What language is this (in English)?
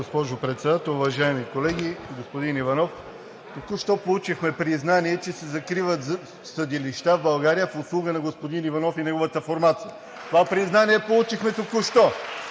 Bulgarian